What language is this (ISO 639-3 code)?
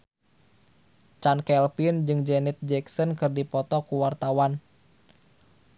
sun